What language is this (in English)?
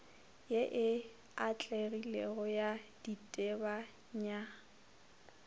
Northern Sotho